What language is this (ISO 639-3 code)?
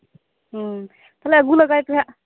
sat